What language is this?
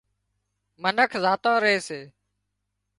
Wadiyara Koli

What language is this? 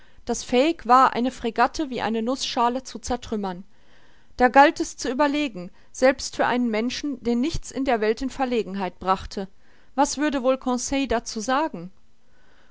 German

